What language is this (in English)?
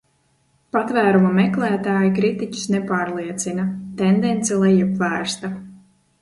Latvian